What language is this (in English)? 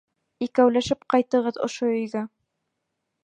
Bashkir